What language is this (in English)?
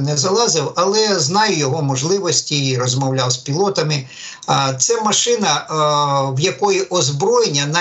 Ukrainian